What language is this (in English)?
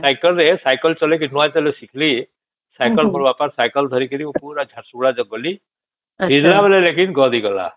Odia